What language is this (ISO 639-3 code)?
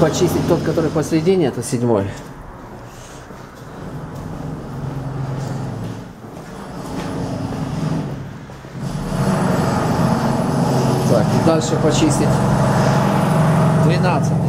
rus